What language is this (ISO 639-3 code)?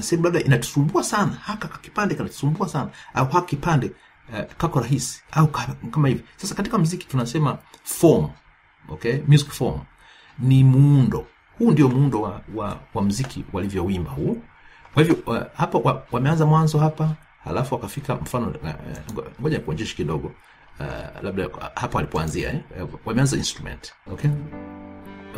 swa